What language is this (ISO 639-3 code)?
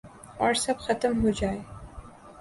urd